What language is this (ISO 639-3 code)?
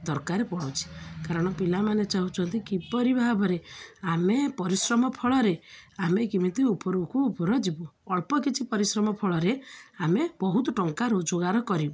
ori